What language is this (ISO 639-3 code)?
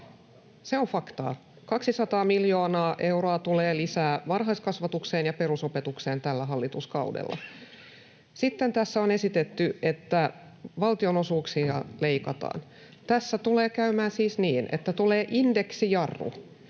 fin